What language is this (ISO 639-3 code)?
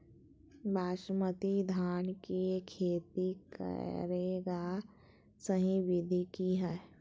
mag